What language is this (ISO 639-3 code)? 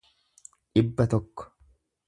orm